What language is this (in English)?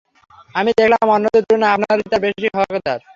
Bangla